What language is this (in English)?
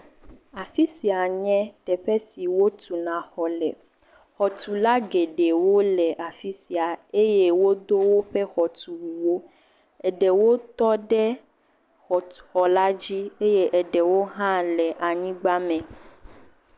Ewe